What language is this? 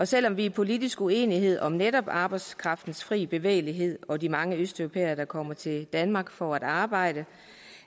Danish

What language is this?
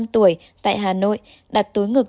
Vietnamese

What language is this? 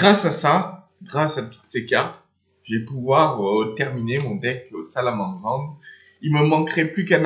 French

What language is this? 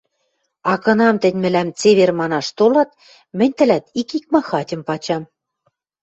Western Mari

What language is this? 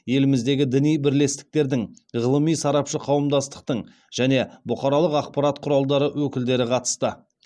Kazakh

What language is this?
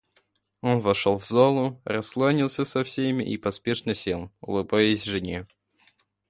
Russian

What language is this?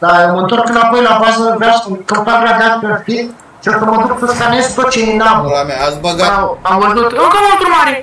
Romanian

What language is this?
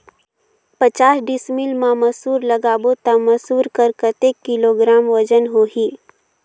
Chhattisgarhi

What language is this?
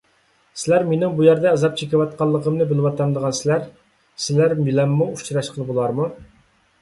Uyghur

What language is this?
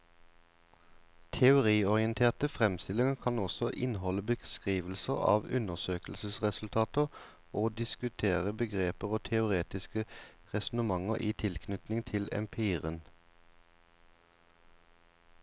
Norwegian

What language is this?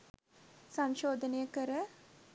Sinhala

